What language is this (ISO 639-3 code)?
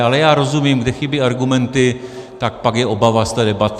ces